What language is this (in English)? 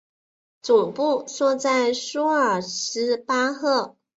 Chinese